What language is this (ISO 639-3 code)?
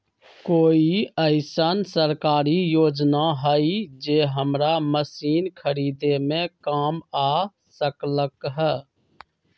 mag